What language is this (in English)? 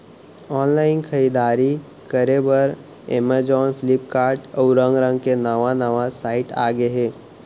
Chhattisgarhi